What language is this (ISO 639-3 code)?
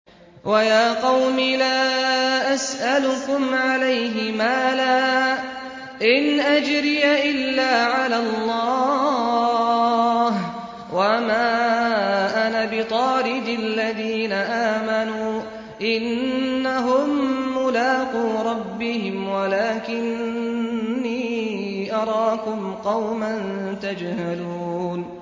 ara